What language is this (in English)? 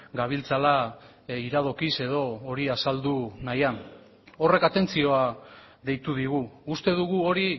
Basque